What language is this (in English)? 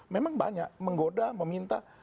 Indonesian